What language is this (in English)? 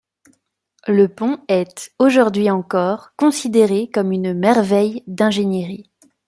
French